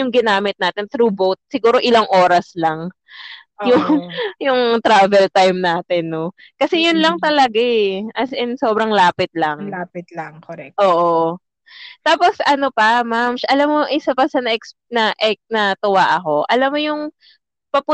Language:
Filipino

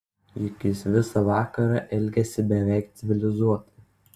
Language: Lithuanian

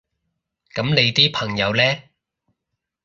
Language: Cantonese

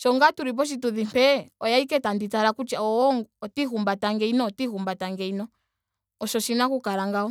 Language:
Ndonga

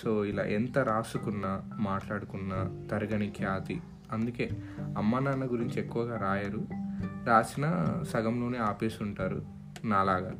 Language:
Telugu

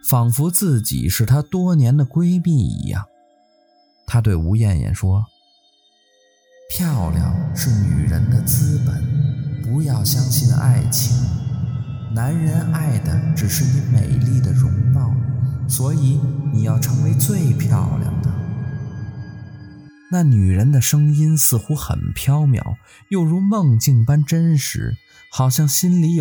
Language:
Chinese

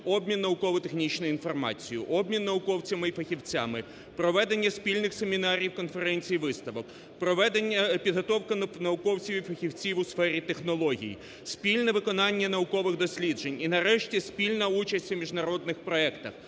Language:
Ukrainian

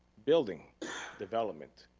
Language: English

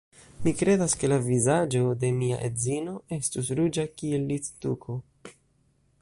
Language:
Esperanto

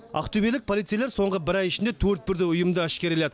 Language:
Kazakh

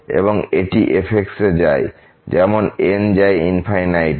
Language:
Bangla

